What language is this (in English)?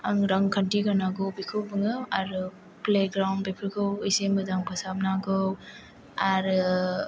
Bodo